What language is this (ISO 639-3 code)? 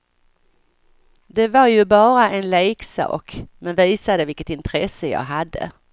swe